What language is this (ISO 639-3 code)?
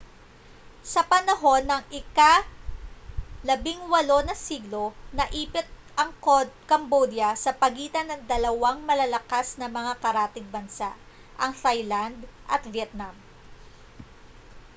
fil